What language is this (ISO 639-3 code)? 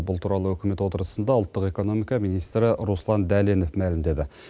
kaz